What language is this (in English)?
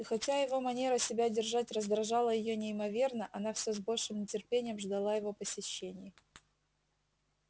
Russian